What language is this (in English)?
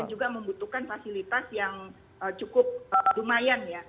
Indonesian